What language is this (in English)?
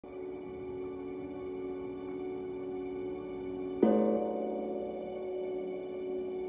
Vietnamese